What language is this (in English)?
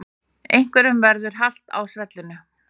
Icelandic